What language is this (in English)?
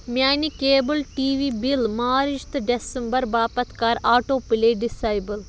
Kashmiri